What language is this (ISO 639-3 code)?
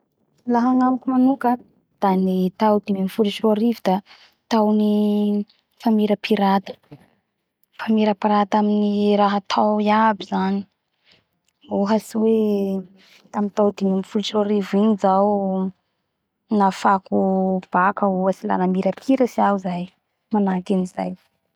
bhr